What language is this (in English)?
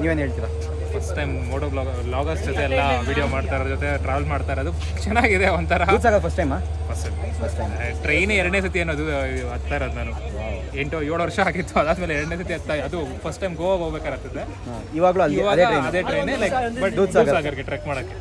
Kannada